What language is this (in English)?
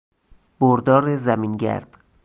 Persian